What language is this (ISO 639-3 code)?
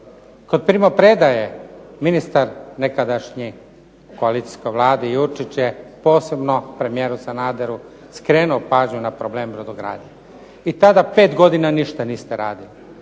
hrv